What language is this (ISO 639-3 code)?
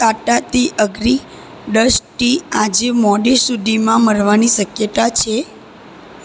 guj